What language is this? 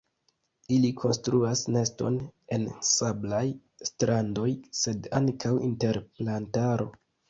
Esperanto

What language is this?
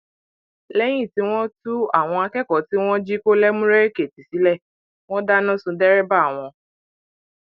Yoruba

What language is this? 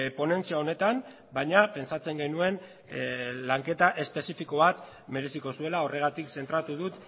Basque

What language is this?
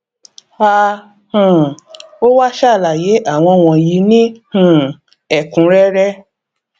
Yoruba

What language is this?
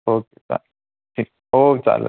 Marathi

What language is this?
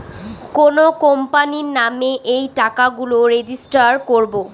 Bangla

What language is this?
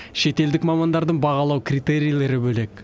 Kazakh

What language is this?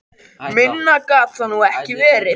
Icelandic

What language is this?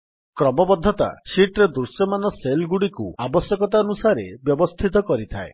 Odia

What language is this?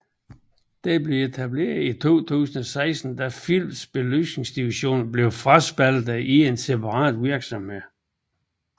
Danish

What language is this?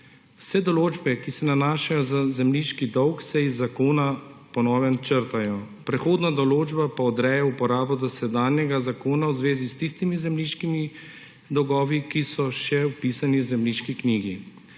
Slovenian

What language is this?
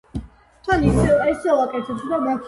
Georgian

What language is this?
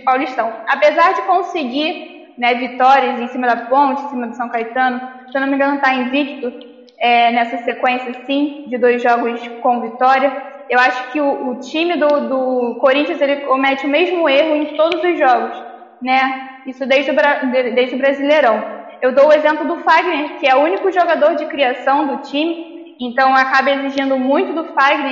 Portuguese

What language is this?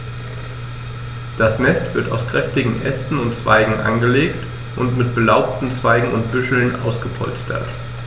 German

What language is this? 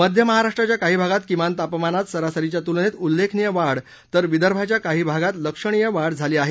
Marathi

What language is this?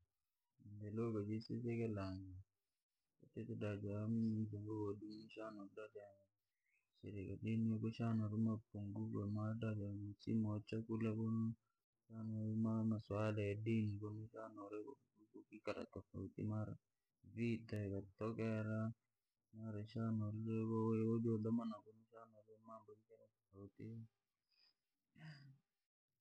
Langi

